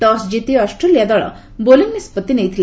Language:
Odia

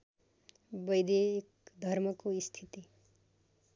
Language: Nepali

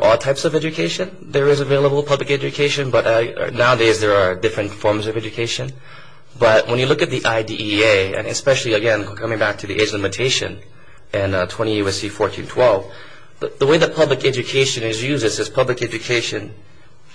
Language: English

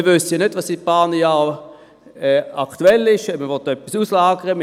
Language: Swiss German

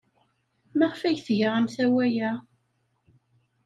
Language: Kabyle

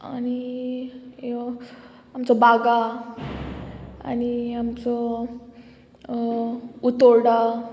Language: Konkani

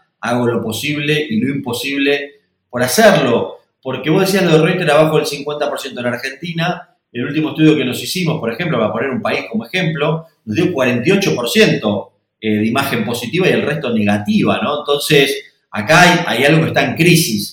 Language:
Spanish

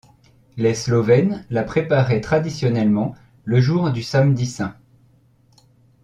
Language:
French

